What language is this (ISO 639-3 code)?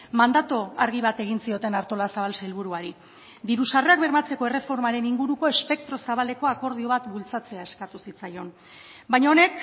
eus